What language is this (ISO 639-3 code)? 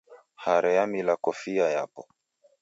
dav